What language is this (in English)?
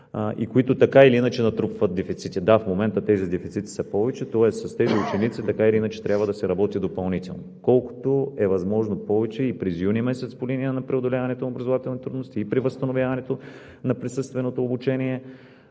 Bulgarian